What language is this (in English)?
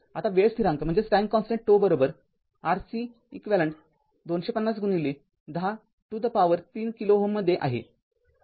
Marathi